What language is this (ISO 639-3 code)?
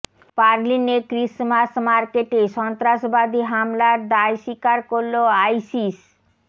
ben